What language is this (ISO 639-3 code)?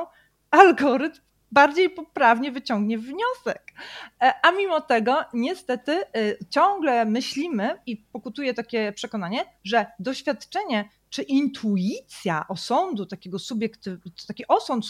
pol